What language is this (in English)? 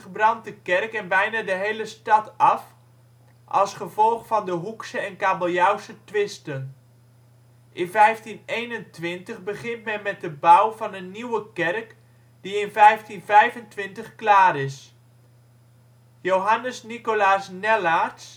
Dutch